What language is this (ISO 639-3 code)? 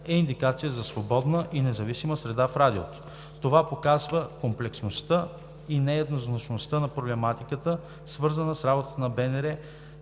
bul